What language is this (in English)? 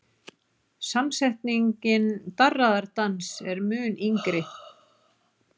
Icelandic